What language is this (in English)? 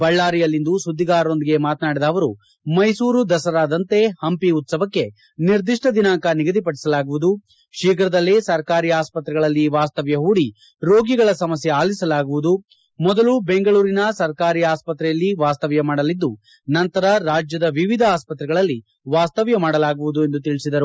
Kannada